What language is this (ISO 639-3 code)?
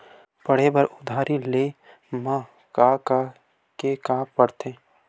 hne